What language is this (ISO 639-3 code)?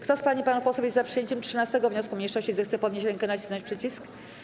pol